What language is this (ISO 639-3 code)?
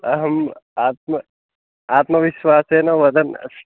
san